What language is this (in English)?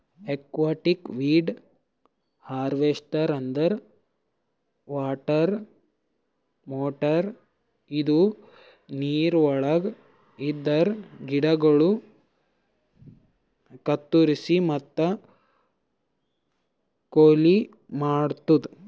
Kannada